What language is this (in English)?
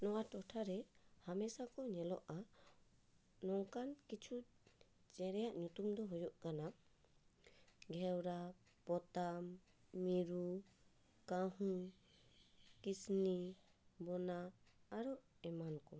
Santali